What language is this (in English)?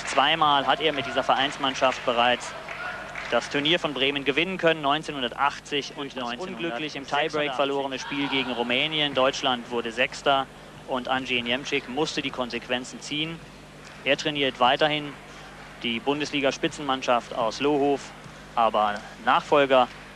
German